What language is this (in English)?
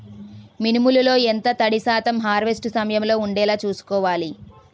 Telugu